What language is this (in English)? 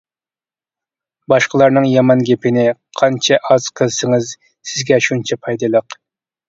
Uyghur